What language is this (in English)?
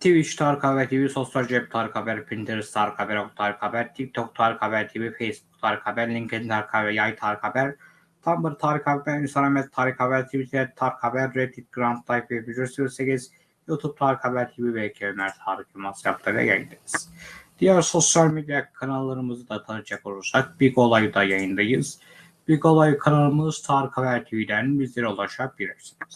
Turkish